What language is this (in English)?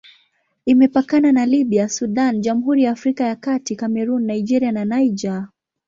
Swahili